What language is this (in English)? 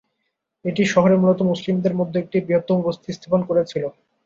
Bangla